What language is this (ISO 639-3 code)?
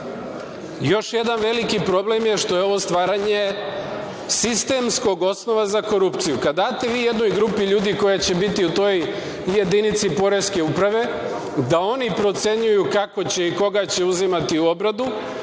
srp